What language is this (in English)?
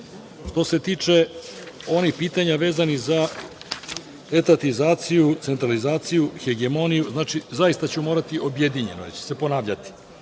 Serbian